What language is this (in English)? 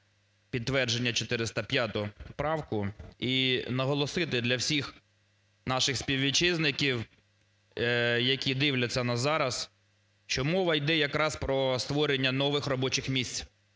Ukrainian